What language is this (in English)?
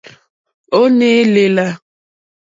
Mokpwe